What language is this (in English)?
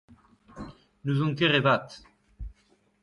Breton